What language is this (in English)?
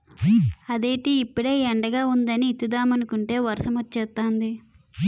Telugu